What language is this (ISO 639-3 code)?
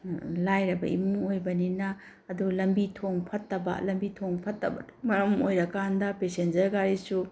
mni